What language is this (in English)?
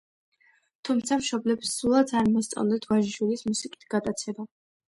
Georgian